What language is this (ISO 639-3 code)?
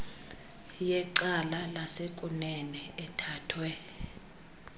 xho